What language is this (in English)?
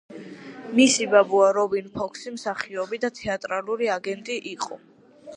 Georgian